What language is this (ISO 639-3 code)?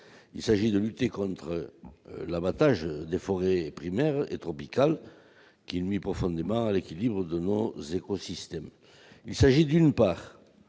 fra